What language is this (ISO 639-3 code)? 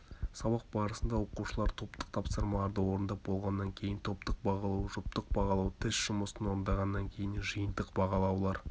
kaz